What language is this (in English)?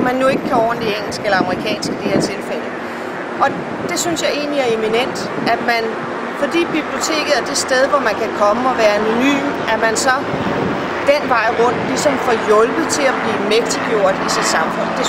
Danish